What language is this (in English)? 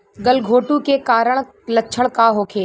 Bhojpuri